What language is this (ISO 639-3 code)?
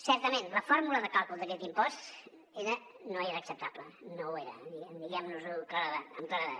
cat